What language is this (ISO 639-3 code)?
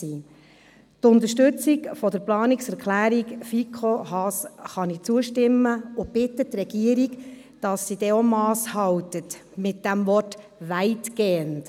gsw